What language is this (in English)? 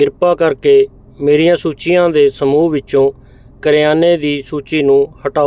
Punjabi